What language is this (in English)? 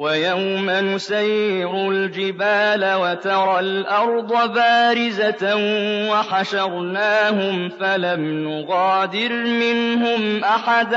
Arabic